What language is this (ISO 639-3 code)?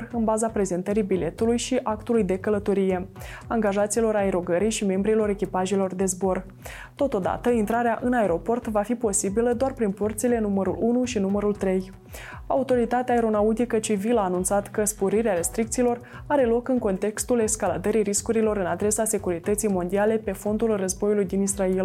ron